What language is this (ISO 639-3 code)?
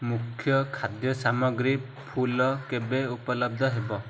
ori